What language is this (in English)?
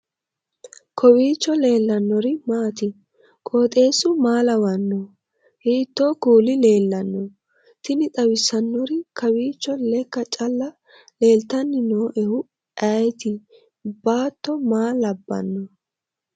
Sidamo